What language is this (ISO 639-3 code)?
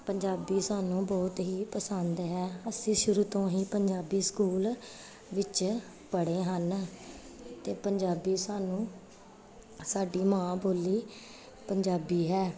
pan